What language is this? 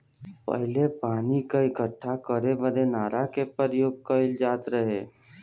Bhojpuri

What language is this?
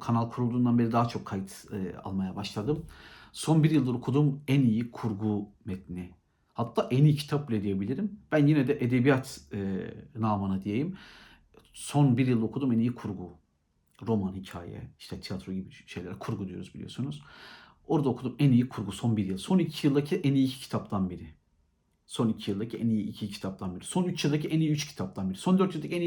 Turkish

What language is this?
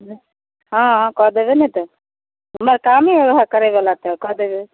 Maithili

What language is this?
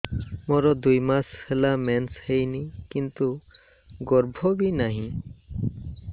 Odia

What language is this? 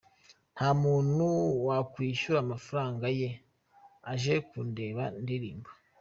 Kinyarwanda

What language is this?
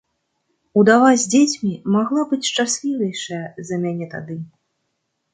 Belarusian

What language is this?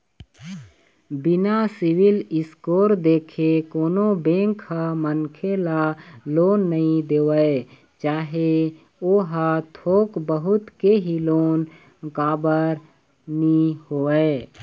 Chhattisgarhi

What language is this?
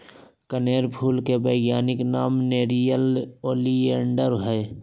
Magahi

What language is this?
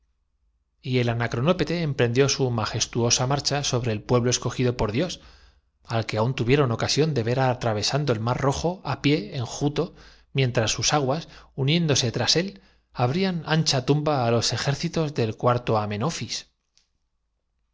Spanish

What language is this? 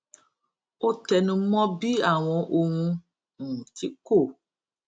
Yoruba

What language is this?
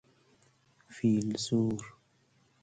Persian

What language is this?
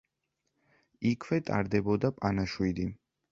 Georgian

